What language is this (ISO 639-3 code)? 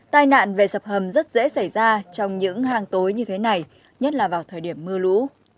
vie